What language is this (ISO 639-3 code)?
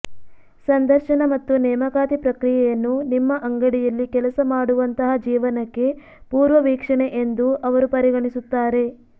kan